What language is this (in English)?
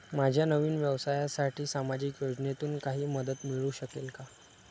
Marathi